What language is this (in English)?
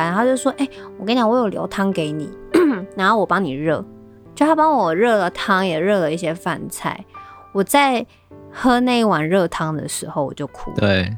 Chinese